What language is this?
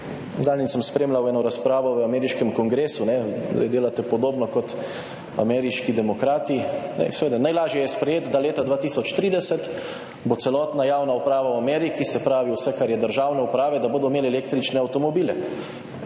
Slovenian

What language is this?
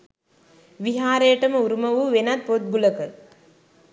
Sinhala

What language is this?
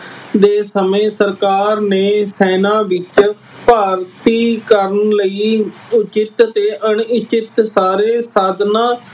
Punjabi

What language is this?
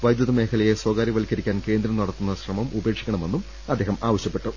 Malayalam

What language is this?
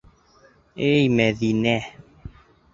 Bashkir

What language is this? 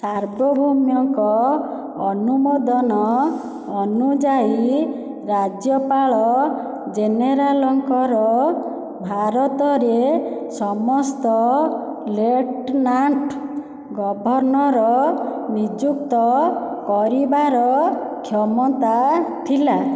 Odia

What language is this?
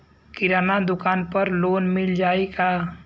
Bhojpuri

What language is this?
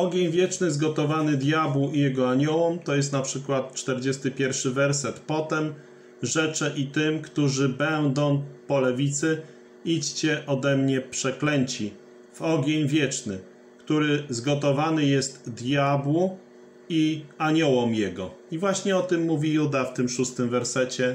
Polish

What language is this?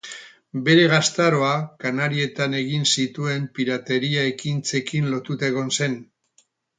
Basque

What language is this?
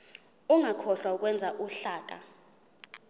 Zulu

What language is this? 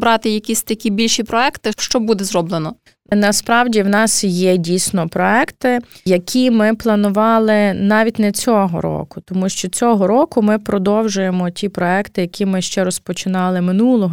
Ukrainian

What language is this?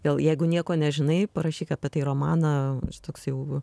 Lithuanian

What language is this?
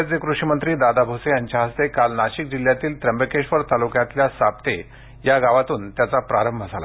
Marathi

